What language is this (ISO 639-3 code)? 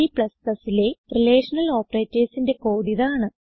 mal